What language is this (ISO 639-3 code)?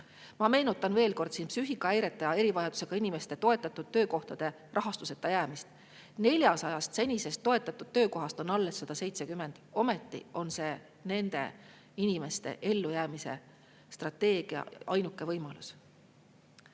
est